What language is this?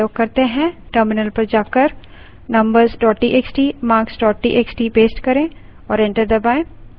Hindi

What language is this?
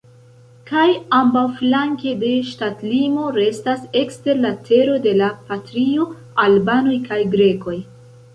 Esperanto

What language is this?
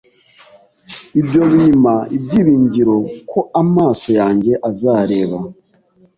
Kinyarwanda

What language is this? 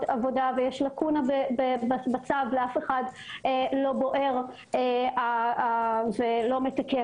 Hebrew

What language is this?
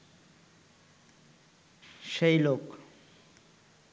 Bangla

